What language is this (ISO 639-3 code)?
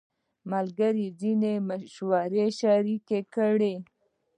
pus